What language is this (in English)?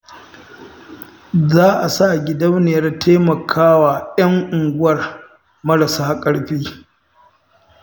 Hausa